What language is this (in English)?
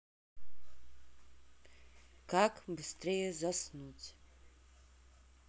Russian